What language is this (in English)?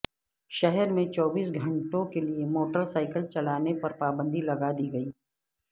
Urdu